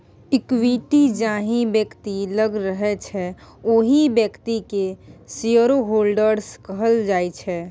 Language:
Maithili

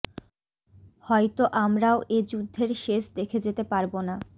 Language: Bangla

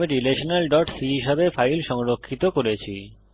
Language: Bangla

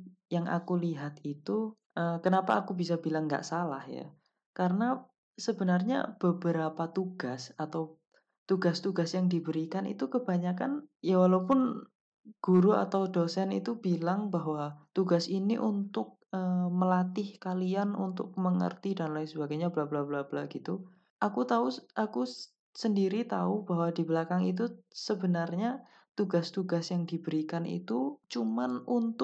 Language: Indonesian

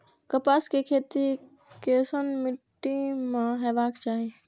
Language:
Maithili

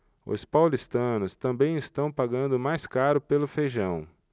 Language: Portuguese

